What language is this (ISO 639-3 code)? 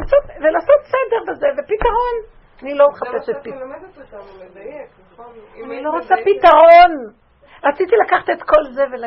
heb